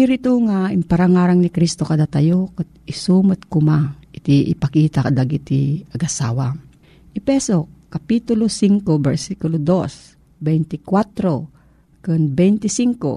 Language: Filipino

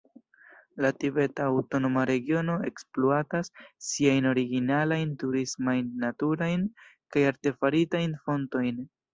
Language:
Esperanto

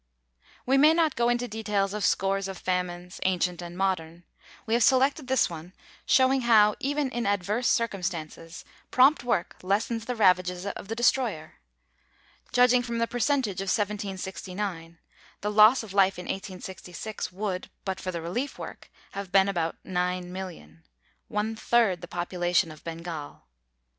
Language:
English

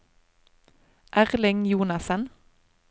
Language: Norwegian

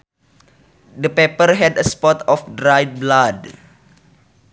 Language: Sundanese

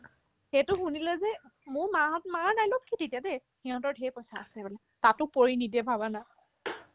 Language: Assamese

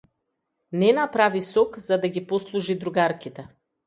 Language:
Macedonian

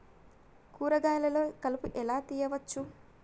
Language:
Telugu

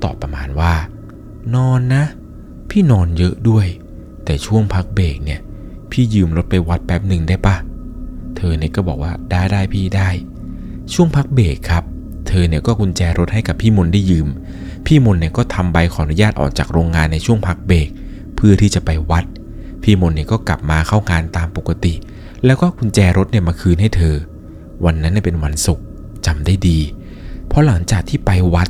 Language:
Thai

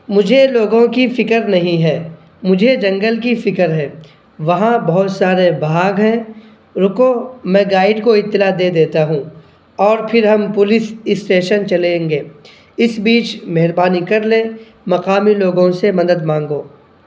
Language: Urdu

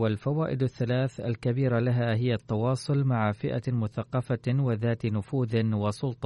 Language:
Arabic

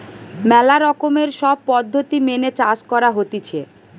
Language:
Bangla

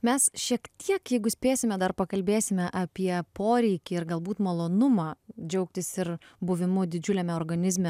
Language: Lithuanian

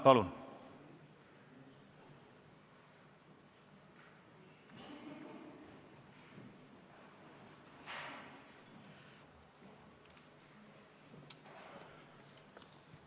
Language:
Estonian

